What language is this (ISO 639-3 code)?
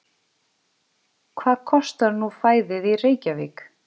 isl